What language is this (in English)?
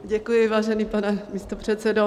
Czech